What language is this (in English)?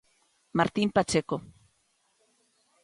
Galician